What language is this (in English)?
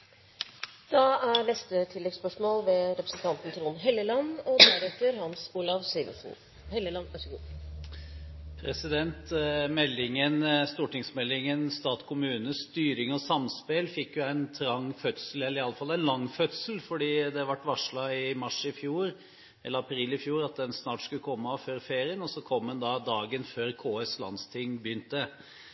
Norwegian